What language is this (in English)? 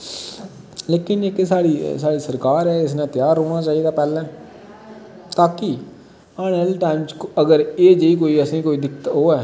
Dogri